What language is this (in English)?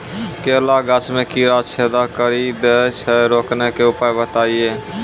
Maithili